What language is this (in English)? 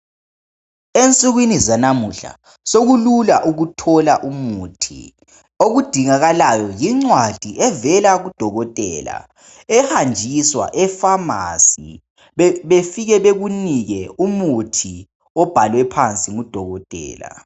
North Ndebele